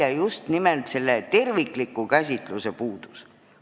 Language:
Estonian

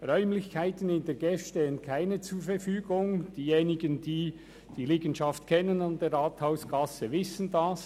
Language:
Swiss German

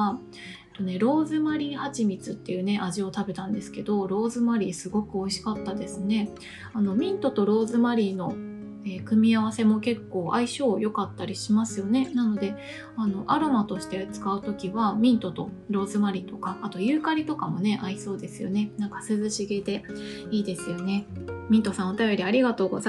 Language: Japanese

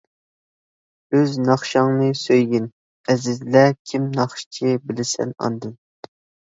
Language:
Uyghur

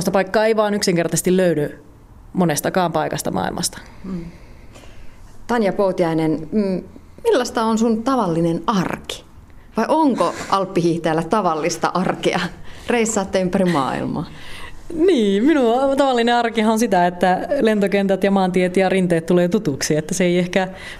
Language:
Finnish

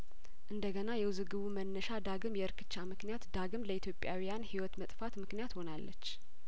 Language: Amharic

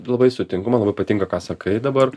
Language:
Lithuanian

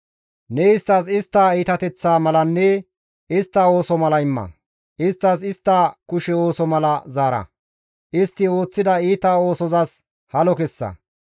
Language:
Gamo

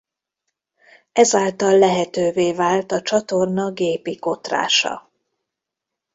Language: Hungarian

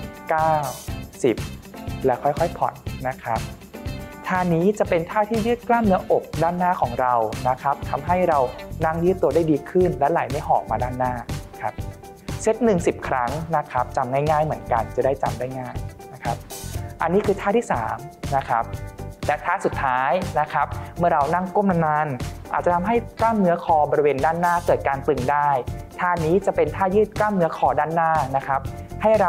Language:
Thai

